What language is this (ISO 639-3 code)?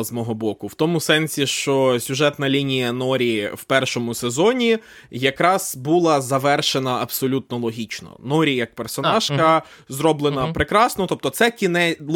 ukr